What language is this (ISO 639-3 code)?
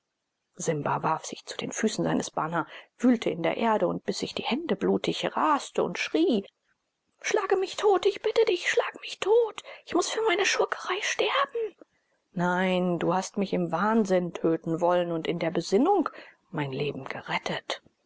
deu